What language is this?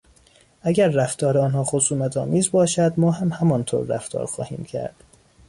Persian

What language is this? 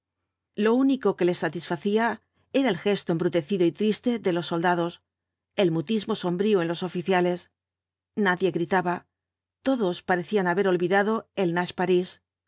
Spanish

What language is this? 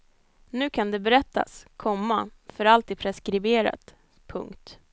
Swedish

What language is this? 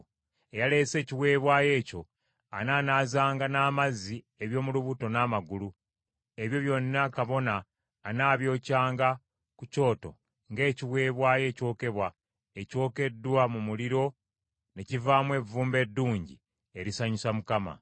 Ganda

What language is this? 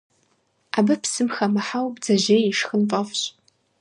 Kabardian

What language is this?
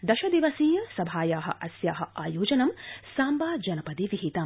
Sanskrit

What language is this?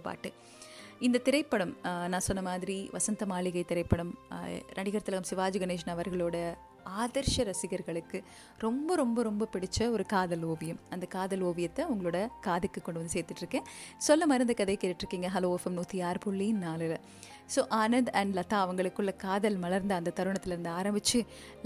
Tamil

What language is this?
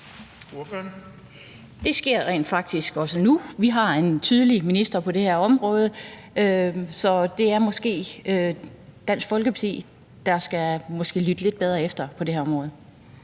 Danish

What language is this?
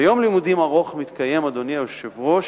Hebrew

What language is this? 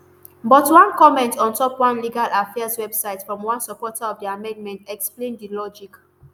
Nigerian Pidgin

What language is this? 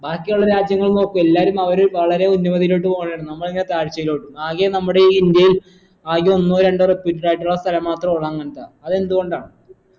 Malayalam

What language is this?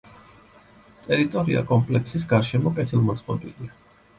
Georgian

